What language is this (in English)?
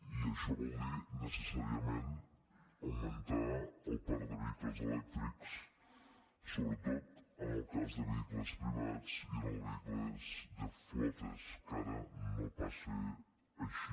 Catalan